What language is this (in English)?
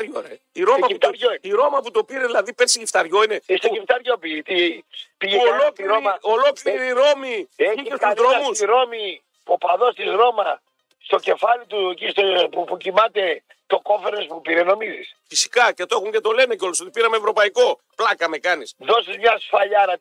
Greek